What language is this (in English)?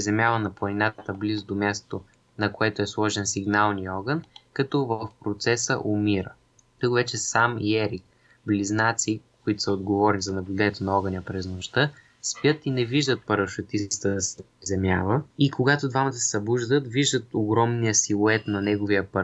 Bulgarian